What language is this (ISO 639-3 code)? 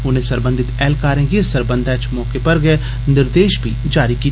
doi